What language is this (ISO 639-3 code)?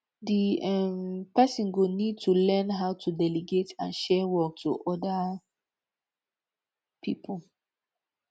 pcm